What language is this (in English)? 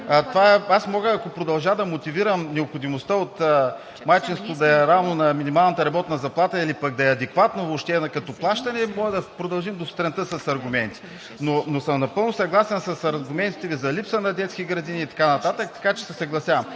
Bulgarian